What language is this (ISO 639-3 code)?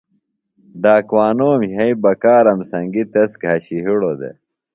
phl